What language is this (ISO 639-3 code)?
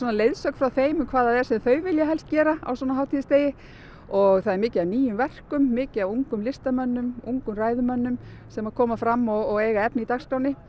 isl